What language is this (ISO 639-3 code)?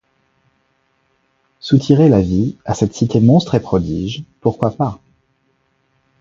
fra